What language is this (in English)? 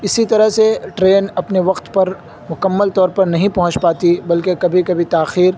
Urdu